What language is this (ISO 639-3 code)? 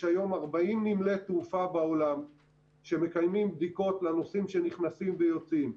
heb